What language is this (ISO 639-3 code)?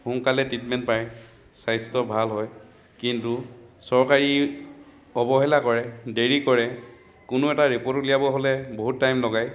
asm